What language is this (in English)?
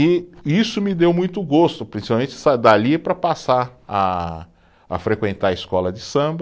Portuguese